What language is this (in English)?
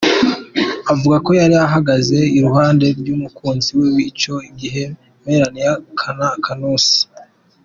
Kinyarwanda